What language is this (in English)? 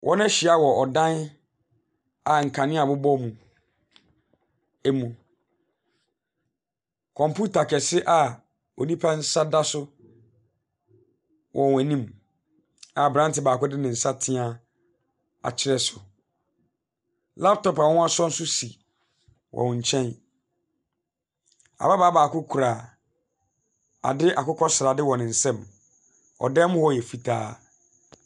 Akan